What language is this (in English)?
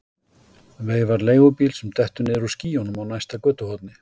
Icelandic